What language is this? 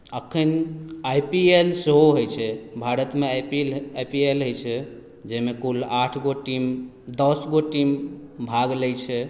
Maithili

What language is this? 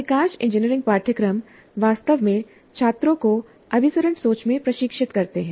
Hindi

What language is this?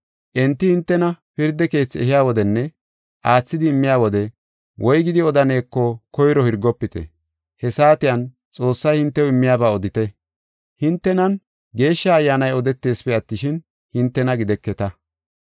Gofa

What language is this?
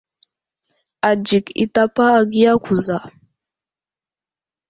Wuzlam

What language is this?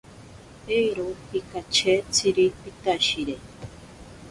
Ashéninka Perené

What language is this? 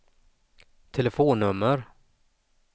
Swedish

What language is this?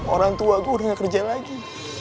Indonesian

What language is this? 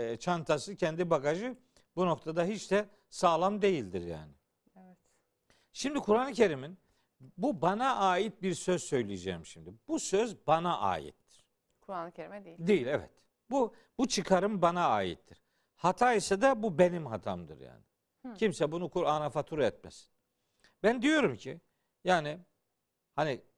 Turkish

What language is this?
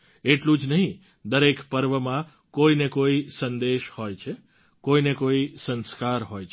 Gujarati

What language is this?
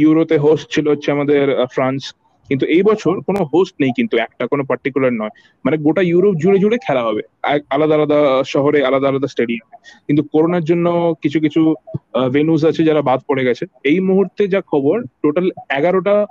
Bangla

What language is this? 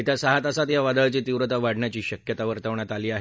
Marathi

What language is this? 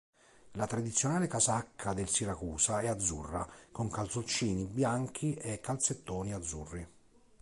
Italian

